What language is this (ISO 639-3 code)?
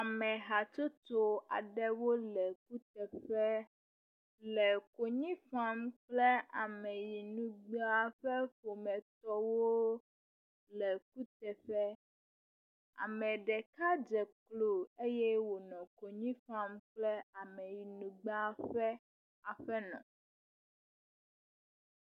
ewe